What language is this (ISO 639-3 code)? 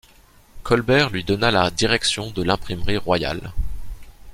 fra